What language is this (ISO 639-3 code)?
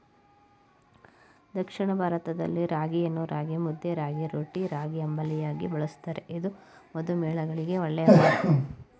kan